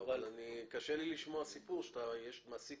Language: Hebrew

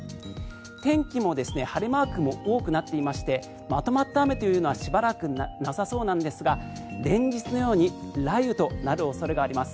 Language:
Japanese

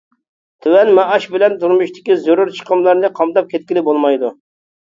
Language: Uyghur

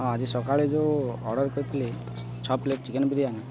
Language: Odia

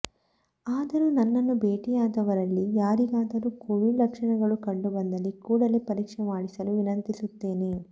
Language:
Kannada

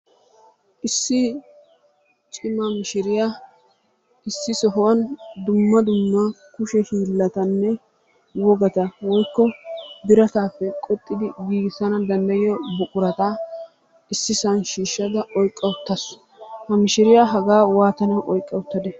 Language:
Wolaytta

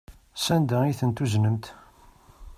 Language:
Kabyle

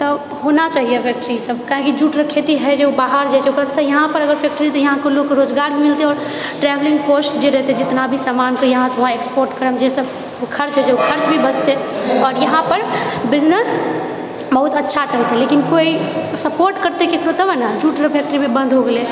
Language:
Maithili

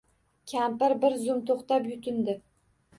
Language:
Uzbek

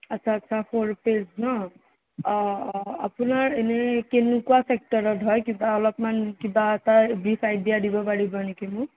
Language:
Assamese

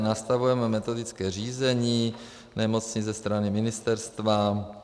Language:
Czech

